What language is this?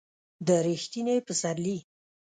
Pashto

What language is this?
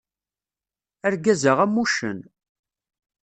Kabyle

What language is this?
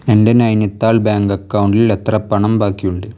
Malayalam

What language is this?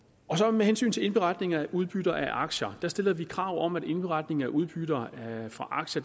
Danish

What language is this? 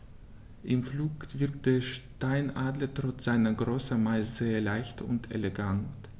German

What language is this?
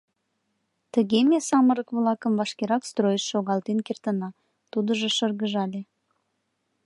Mari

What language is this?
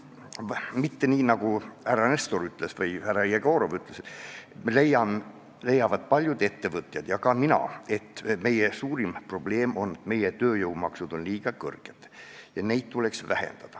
Estonian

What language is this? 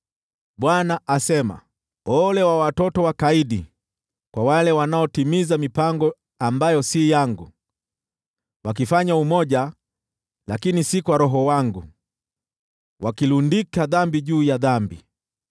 Swahili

